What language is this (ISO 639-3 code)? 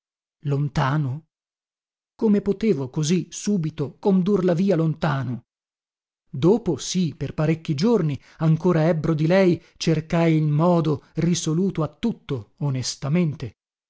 ita